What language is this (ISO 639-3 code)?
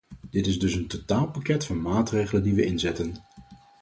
nld